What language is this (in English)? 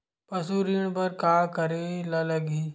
Chhattisgarhi